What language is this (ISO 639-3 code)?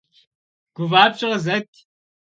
kbd